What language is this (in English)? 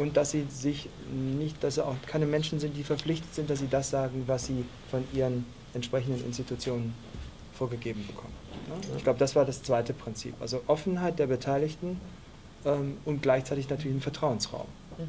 German